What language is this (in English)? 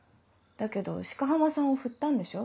Japanese